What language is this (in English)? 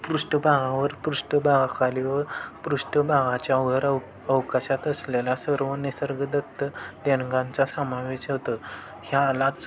Marathi